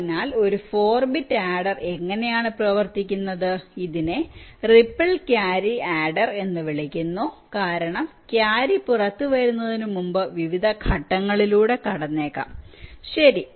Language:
Malayalam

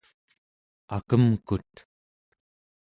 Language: Central Yupik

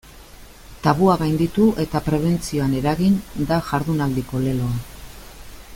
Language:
Basque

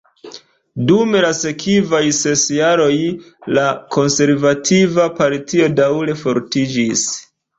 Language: Esperanto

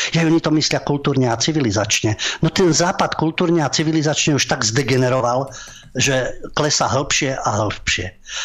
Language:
Slovak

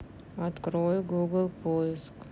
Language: Russian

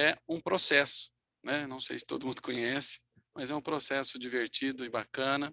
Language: Portuguese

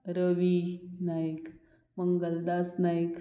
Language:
Konkani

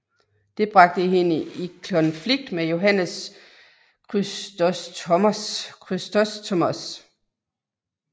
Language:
Danish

